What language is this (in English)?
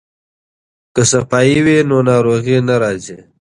Pashto